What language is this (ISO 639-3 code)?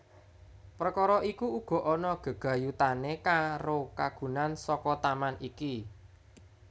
jav